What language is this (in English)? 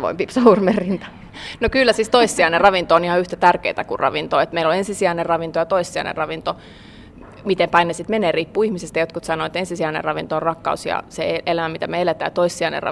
Finnish